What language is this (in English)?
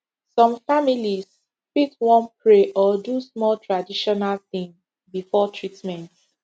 Nigerian Pidgin